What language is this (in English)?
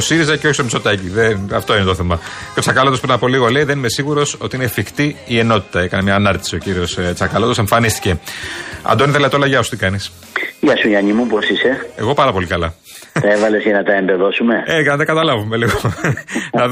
Greek